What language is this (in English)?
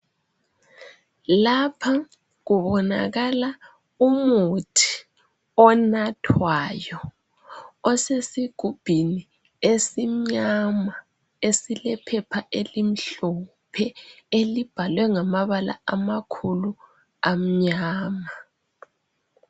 North Ndebele